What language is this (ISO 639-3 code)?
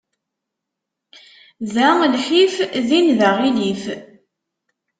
kab